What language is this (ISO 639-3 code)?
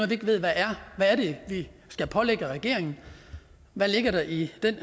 dan